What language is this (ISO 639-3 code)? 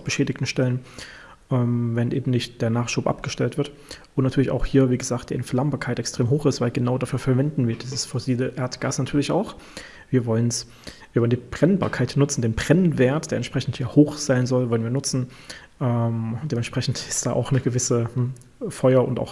deu